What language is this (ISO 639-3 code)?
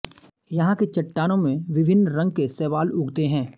hin